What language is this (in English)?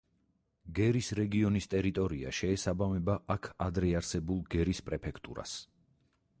Georgian